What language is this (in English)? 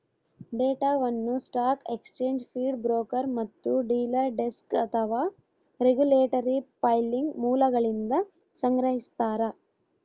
Kannada